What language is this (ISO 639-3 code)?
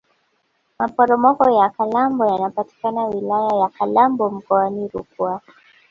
swa